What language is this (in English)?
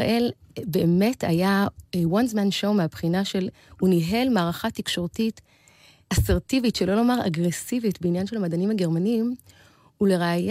Hebrew